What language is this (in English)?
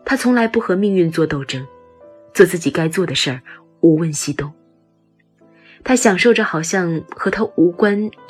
Chinese